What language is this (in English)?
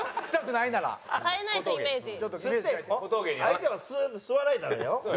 Japanese